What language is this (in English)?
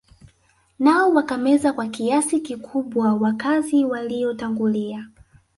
Swahili